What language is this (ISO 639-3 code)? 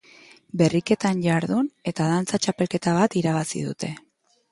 eus